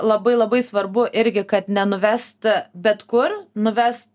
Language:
Lithuanian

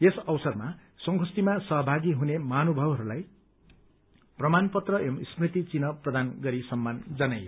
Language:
Nepali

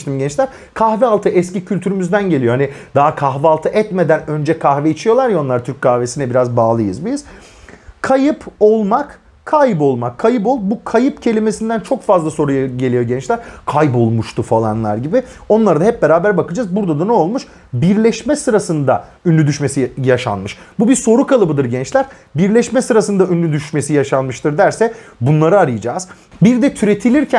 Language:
Turkish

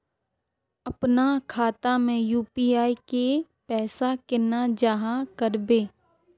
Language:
Magahi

